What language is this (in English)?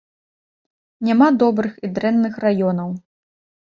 Belarusian